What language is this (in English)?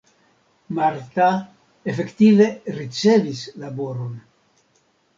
Esperanto